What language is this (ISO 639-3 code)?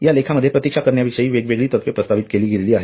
mar